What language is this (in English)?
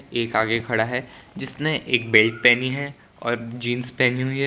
Hindi